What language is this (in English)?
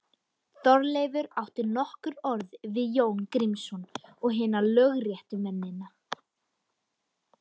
Icelandic